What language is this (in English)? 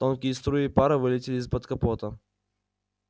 Russian